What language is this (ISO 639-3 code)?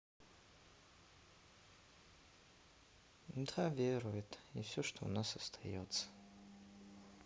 rus